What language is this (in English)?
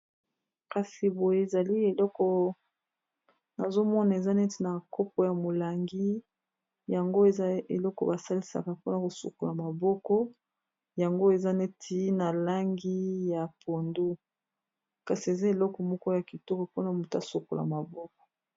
Lingala